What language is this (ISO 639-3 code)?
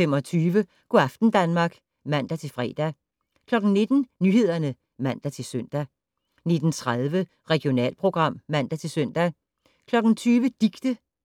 dan